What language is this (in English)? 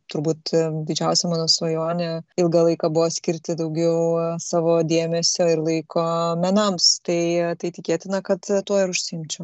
Lithuanian